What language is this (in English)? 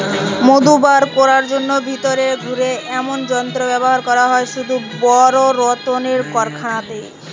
Bangla